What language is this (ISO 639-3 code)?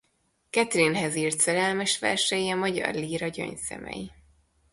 hun